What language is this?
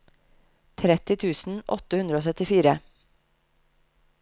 Norwegian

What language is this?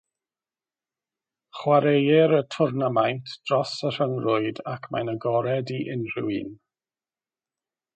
Welsh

